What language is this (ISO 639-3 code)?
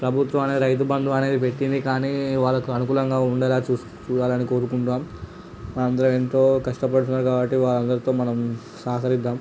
tel